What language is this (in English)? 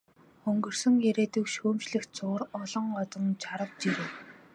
Mongolian